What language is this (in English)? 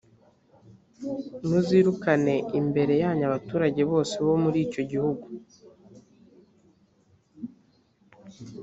Kinyarwanda